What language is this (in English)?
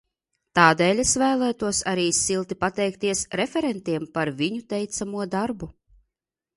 Latvian